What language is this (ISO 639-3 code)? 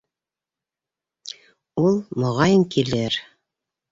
bak